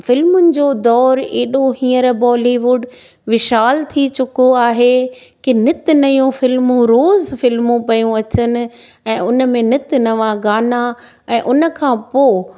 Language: Sindhi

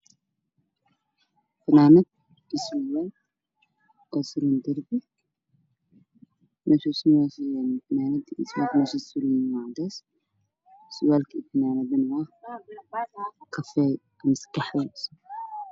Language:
Somali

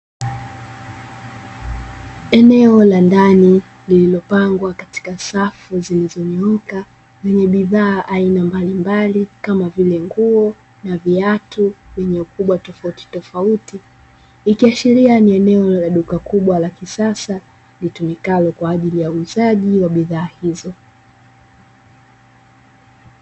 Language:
Swahili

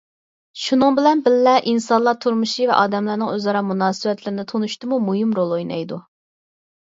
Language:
Uyghur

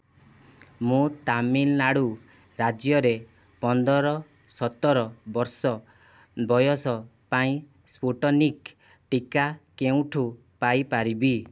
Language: Odia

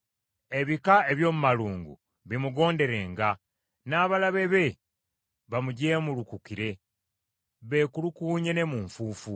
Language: Ganda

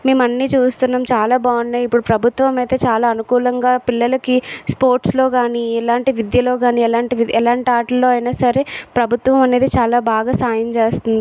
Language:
Telugu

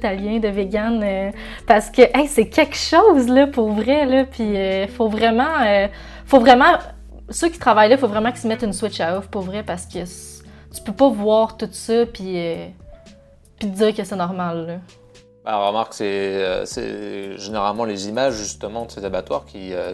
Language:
French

